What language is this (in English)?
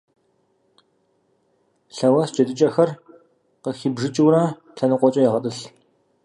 Kabardian